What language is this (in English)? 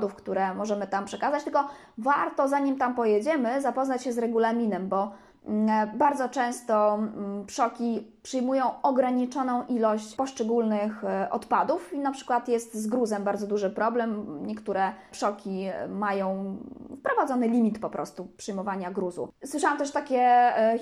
Polish